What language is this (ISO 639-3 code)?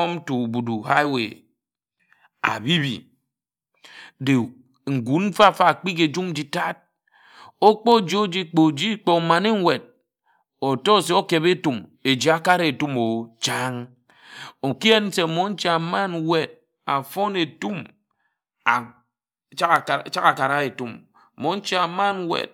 etu